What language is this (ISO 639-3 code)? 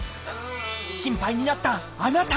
jpn